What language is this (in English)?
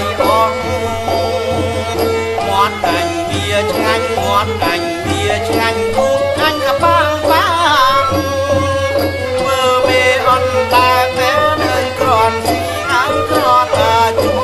Thai